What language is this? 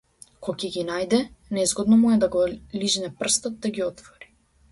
Macedonian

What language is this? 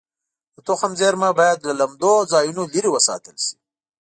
Pashto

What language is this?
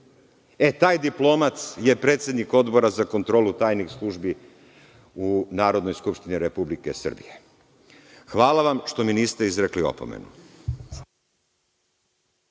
Serbian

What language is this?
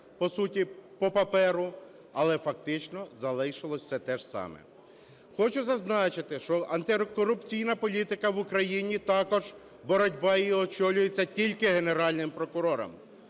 Ukrainian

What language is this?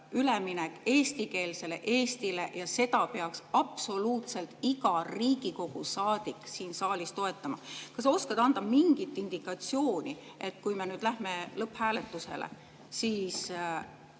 Estonian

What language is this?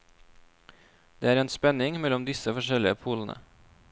Norwegian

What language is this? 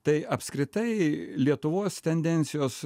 Lithuanian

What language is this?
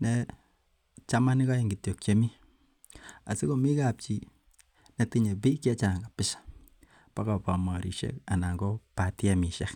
Kalenjin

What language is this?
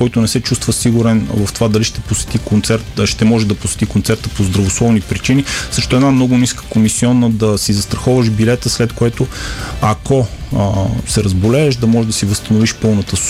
Bulgarian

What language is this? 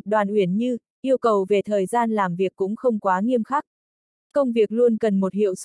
Vietnamese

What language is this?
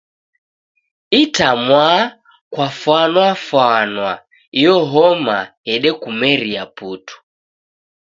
Taita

